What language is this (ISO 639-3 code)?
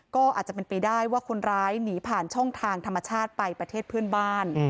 tha